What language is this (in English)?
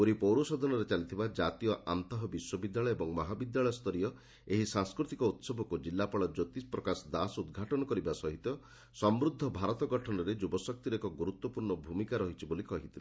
Odia